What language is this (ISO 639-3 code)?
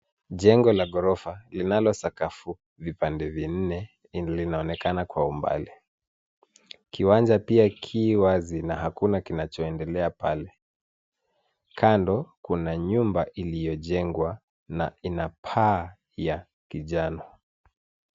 swa